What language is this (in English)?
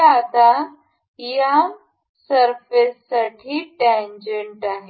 Marathi